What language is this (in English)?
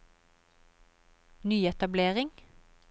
Norwegian